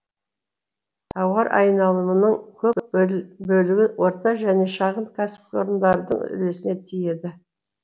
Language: Kazakh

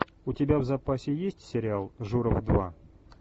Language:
Russian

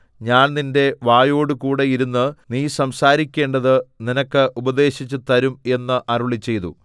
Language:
Malayalam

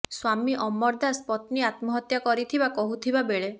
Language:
Odia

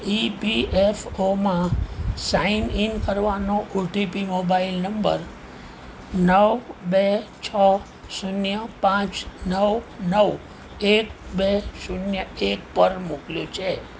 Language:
Gujarati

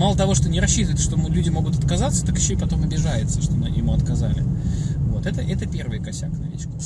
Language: Russian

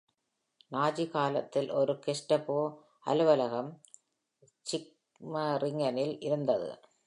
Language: Tamil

